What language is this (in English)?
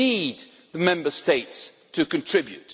English